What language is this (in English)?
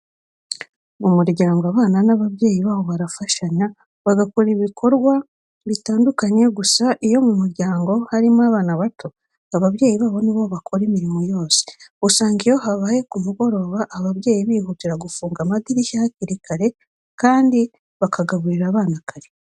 Kinyarwanda